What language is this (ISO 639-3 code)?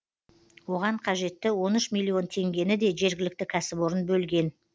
kaz